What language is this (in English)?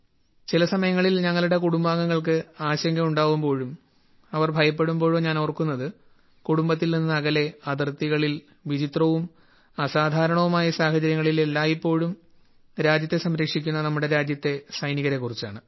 Malayalam